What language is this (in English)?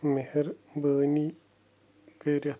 Kashmiri